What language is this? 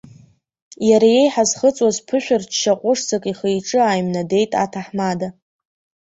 Abkhazian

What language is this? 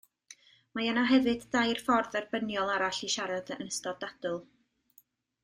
Welsh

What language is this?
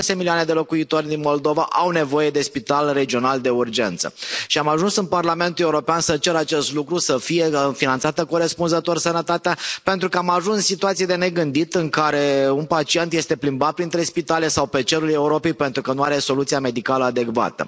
Romanian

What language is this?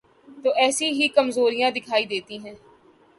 Urdu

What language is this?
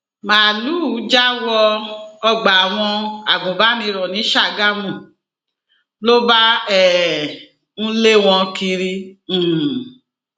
Yoruba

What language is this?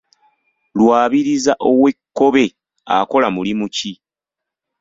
Ganda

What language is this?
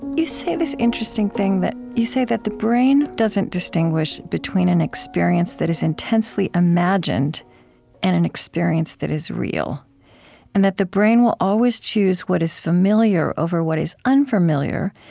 English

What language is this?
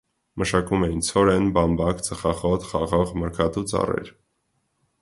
Armenian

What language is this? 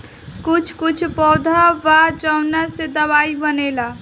Bhojpuri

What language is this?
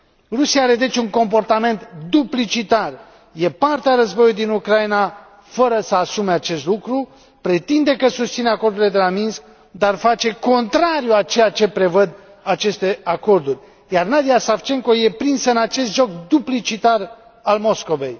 Romanian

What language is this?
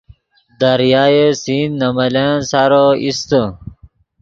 Yidgha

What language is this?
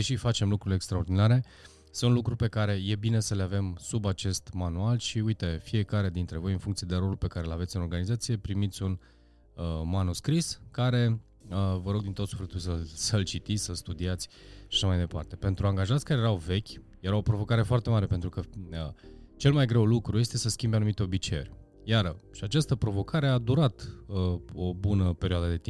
Romanian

